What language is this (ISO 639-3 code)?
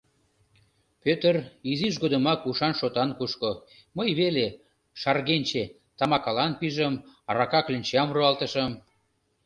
chm